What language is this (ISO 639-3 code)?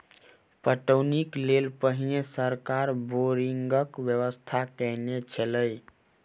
mai